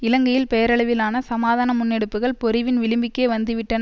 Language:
Tamil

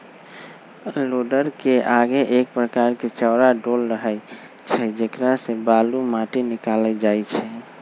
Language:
Magahi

